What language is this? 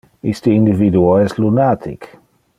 Interlingua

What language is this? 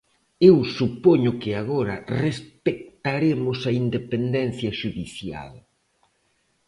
Galician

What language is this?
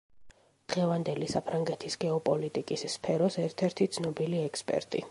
Georgian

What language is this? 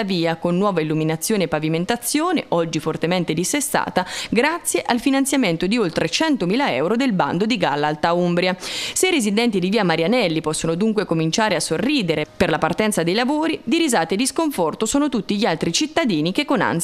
Italian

